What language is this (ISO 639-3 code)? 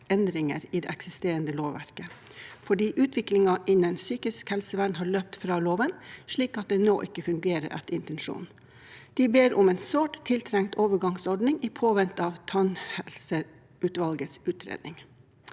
nor